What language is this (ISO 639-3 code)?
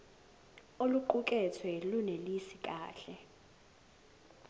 zul